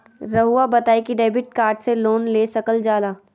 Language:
Magahi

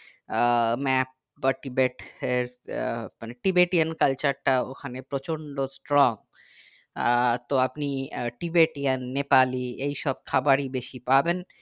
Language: Bangla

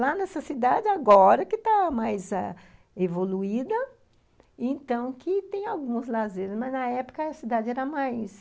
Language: Portuguese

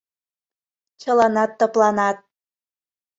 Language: Mari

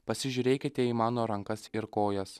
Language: Lithuanian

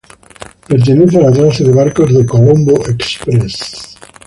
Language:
Spanish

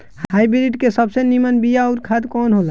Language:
Bhojpuri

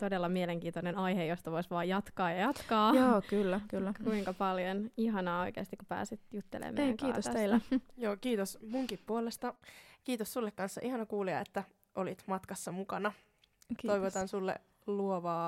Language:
Finnish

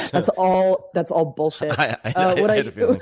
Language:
English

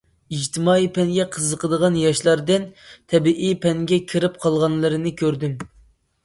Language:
Uyghur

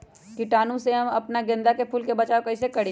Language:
Magahi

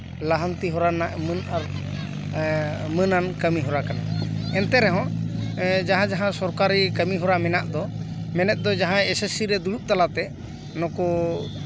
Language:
Santali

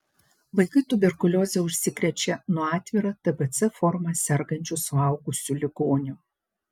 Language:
Lithuanian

